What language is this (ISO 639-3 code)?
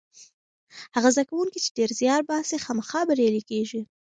pus